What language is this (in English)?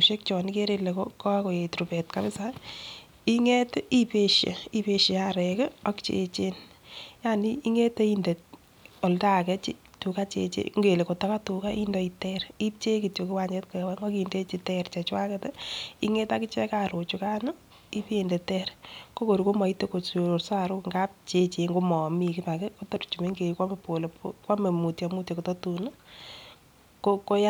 Kalenjin